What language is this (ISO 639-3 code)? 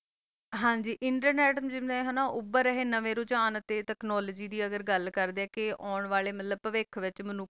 pan